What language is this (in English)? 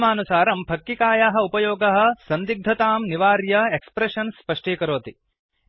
Sanskrit